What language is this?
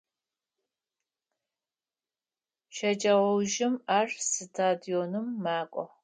Adyghe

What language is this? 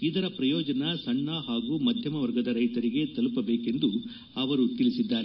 Kannada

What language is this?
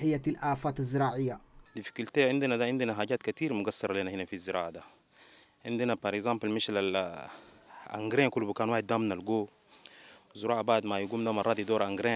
Arabic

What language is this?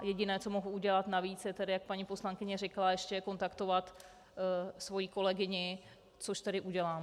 Czech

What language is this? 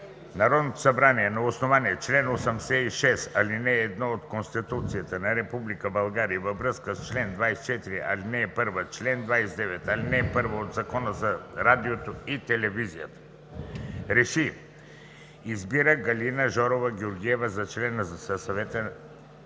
Bulgarian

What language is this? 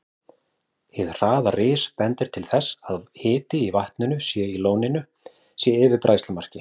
Icelandic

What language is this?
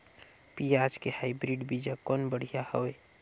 Chhattisgarhi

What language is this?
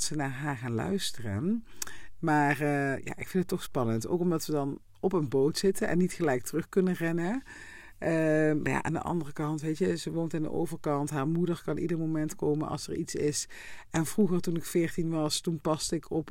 Dutch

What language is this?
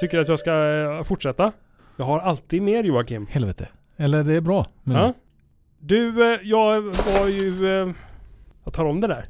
Swedish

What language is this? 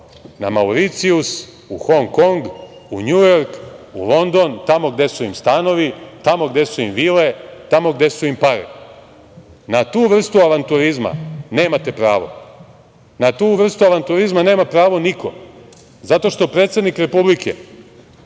Serbian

